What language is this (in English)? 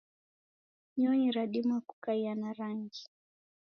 Taita